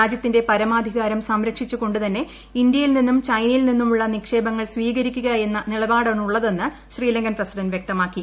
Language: Malayalam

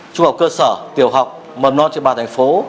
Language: Vietnamese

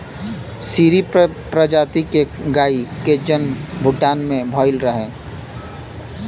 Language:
Bhojpuri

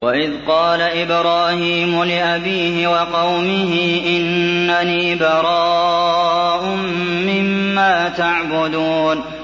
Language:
Arabic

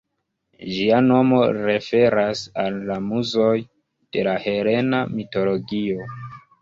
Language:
Esperanto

